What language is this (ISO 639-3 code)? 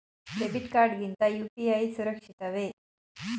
kan